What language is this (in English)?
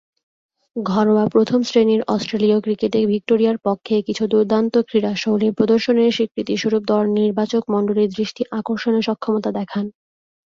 Bangla